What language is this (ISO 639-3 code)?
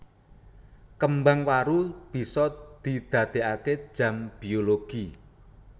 jav